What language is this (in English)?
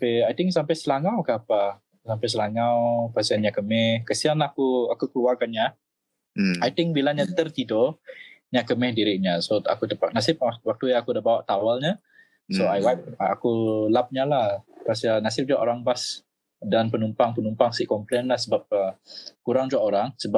Malay